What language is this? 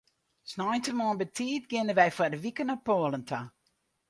Western Frisian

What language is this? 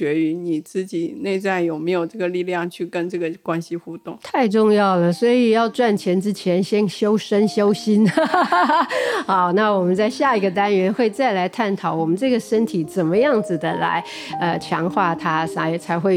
Chinese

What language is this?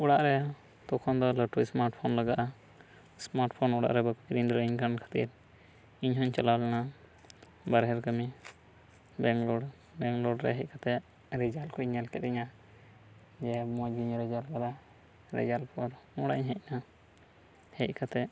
Santali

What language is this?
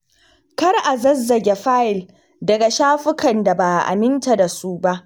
Hausa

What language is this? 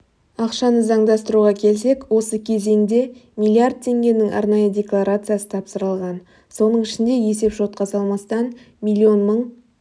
Kazakh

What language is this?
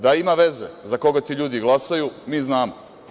Serbian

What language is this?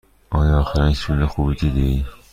Persian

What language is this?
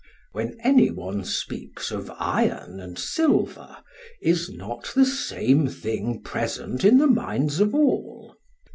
English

